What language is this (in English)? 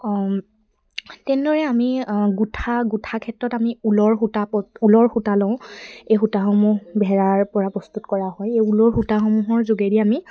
Assamese